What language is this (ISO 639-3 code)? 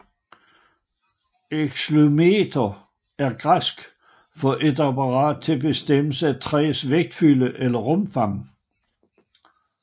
dan